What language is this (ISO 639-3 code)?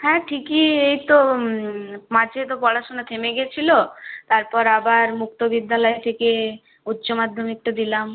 ben